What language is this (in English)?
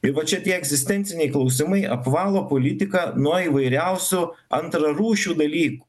Lithuanian